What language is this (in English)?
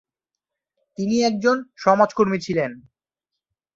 Bangla